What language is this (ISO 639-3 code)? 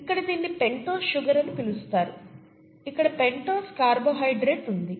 tel